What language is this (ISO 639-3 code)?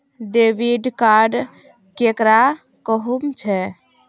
mag